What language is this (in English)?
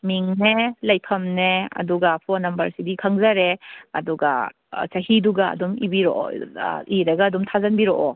Manipuri